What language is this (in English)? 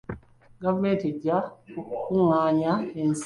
Ganda